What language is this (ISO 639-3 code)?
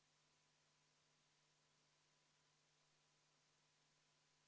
est